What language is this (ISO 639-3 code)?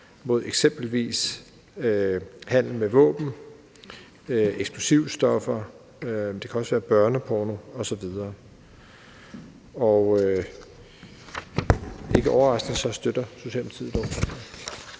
dan